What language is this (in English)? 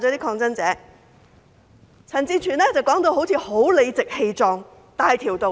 Cantonese